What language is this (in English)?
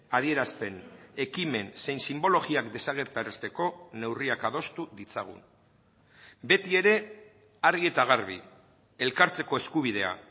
Basque